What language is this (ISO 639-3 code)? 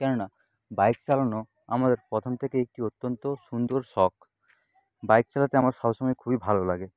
ben